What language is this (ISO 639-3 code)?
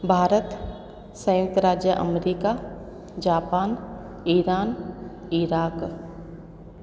snd